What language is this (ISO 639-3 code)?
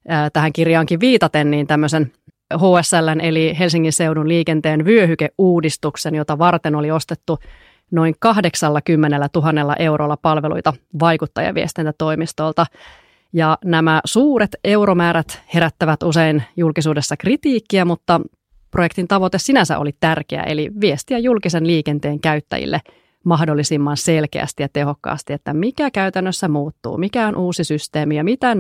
fin